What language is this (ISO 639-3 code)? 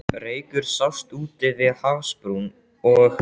isl